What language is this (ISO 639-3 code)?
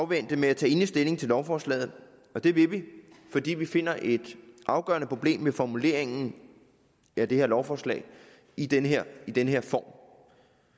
dan